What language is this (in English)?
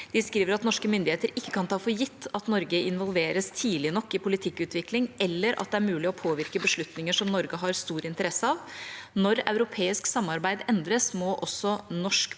Norwegian